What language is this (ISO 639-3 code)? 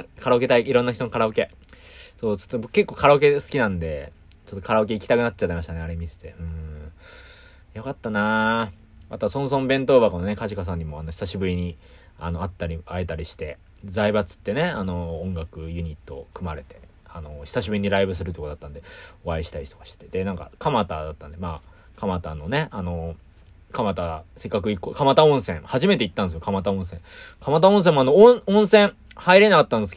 jpn